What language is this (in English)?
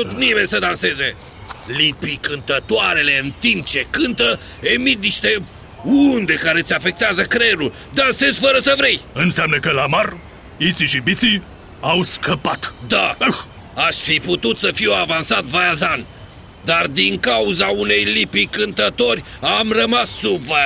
Romanian